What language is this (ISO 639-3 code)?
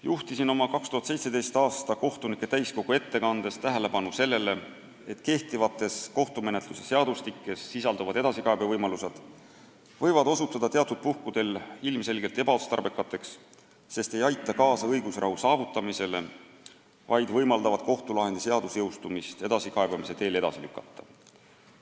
est